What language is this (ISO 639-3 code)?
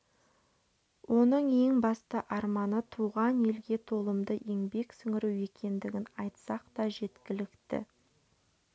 kaz